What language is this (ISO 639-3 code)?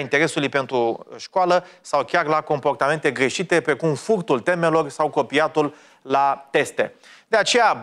ron